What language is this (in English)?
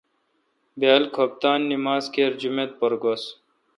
Kalkoti